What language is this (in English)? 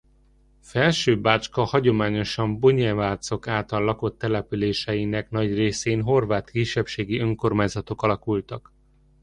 Hungarian